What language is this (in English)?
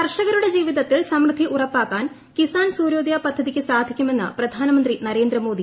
Malayalam